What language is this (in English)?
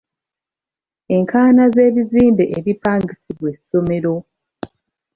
Ganda